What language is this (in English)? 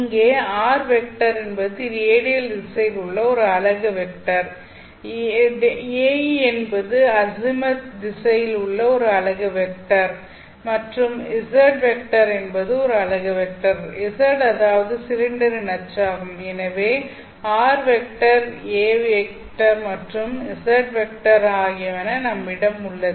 Tamil